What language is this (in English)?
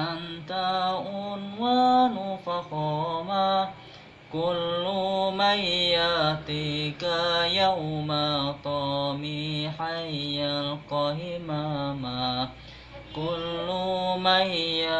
Indonesian